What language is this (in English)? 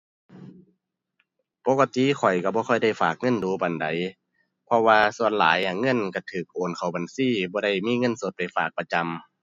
Thai